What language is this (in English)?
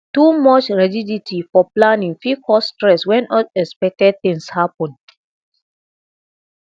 Nigerian Pidgin